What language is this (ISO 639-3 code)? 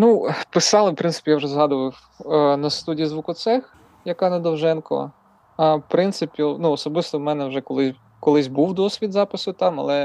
ukr